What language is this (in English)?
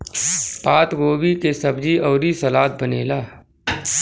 Bhojpuri